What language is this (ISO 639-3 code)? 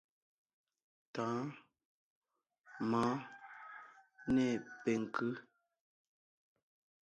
nnh